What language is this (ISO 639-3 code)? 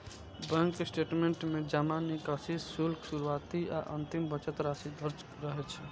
mai